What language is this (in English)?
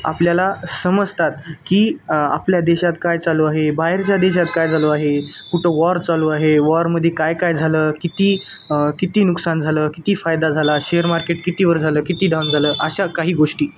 Marathi